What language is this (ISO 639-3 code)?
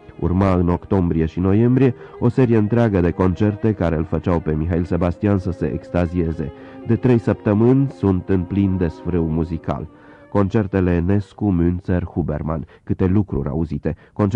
ron